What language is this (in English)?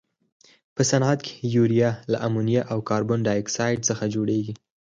Pashto